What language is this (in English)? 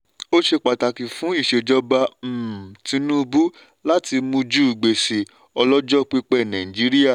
Yoruba